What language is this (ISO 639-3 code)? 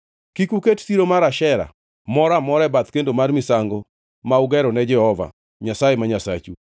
luo